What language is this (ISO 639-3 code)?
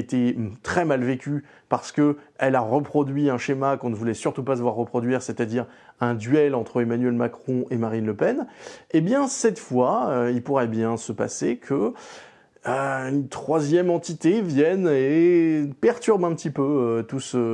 fra